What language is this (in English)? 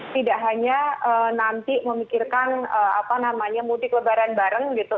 Indonesian